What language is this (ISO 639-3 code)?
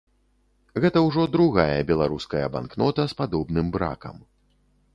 bel